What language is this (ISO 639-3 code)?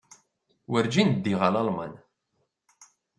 kab